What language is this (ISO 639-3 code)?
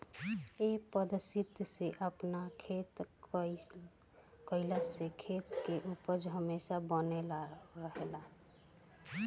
bho